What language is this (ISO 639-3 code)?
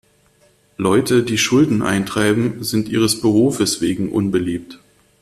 deu